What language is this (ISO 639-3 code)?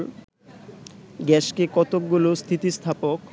ben